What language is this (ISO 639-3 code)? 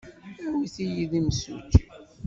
kab